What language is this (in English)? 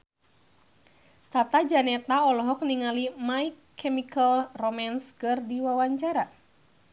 Sundanese